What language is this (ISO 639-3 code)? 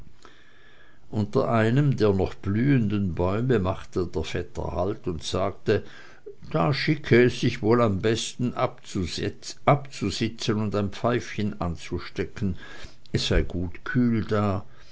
deu